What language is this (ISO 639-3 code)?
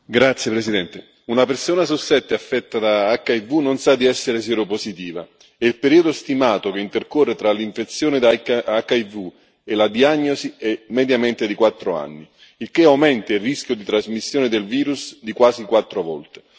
ita